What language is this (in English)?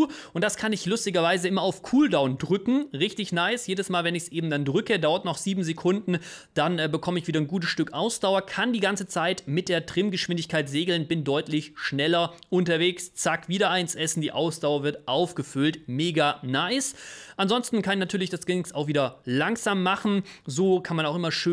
German